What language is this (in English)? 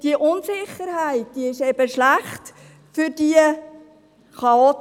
Swiss German